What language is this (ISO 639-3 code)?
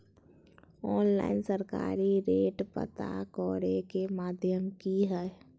mag